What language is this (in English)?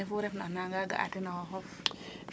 Serer